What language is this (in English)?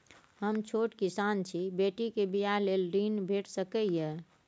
Maithili